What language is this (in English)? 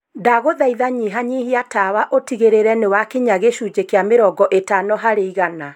Kikuyu